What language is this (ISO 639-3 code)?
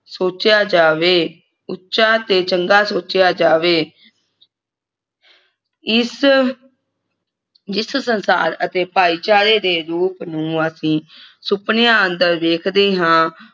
pan